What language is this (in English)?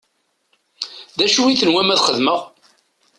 Kabyle